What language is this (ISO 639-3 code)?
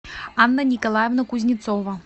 rus